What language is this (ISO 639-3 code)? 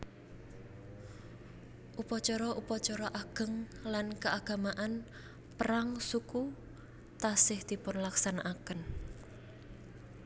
jav